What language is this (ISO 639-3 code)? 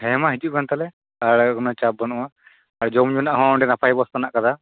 sat